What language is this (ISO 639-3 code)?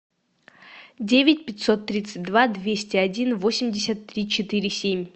rus